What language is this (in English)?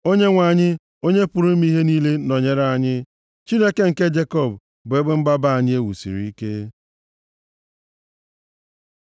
Igbo